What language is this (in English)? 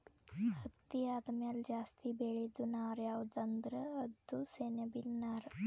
Kannada